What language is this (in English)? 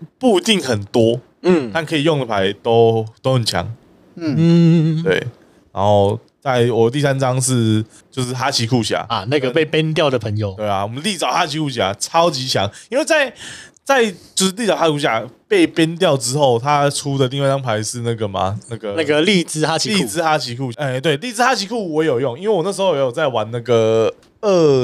Chinese